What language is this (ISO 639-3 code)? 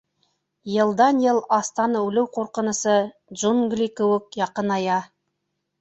bak